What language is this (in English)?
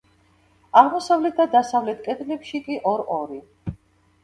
Georgian